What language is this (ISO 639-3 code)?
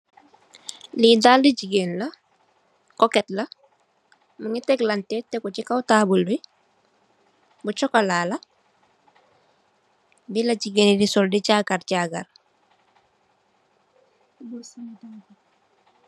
wol